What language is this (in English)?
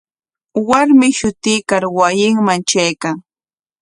Corongo Ancash Quechua